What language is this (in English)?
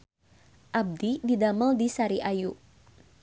Sundanese